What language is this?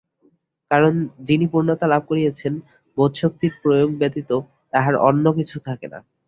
Bangla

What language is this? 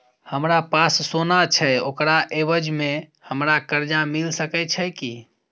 Maithili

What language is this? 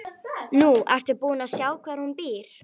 Icelandic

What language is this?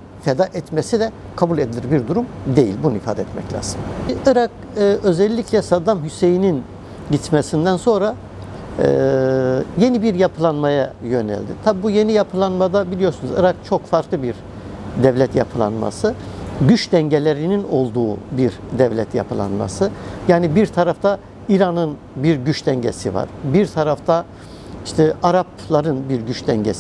Turkish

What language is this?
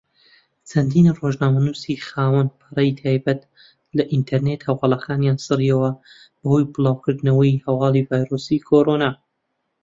Central Kurdish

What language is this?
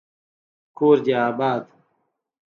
Pashto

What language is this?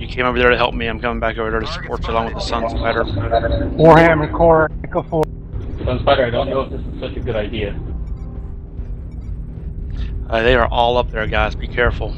English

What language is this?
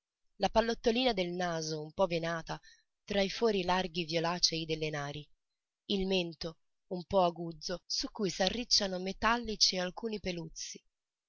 Italian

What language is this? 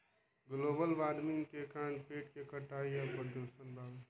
Bhojpuri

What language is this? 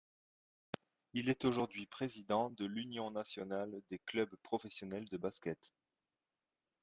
French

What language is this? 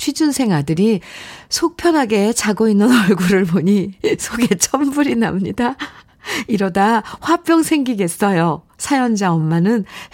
Korean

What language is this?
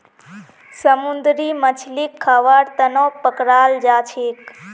Magahi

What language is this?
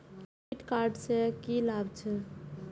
Maithili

